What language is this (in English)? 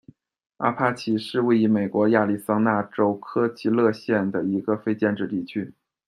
Chinese